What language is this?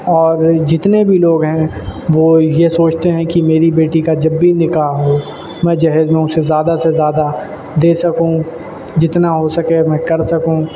Urdu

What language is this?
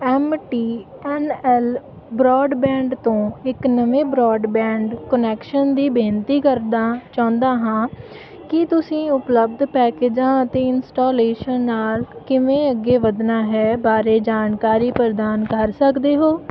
Punjabi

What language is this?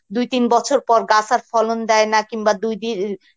Bangla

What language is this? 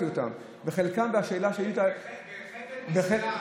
Hebrew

